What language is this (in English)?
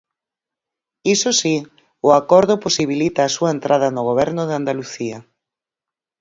Galician